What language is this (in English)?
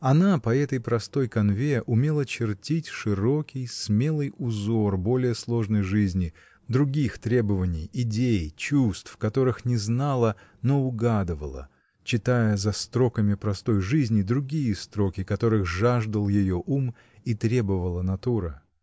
Russian